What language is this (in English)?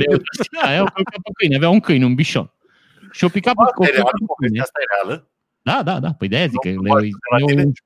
Romanian